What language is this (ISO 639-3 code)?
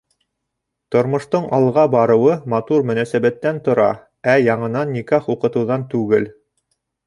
bak